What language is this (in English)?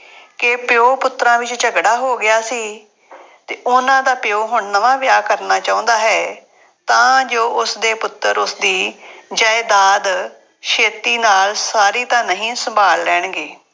Punjabi